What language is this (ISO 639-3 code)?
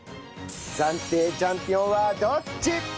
jpn